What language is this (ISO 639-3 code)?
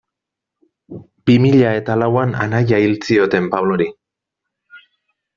eus